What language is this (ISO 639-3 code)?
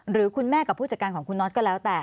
tha